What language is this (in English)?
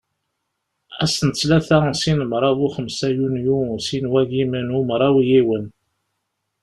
Kabyle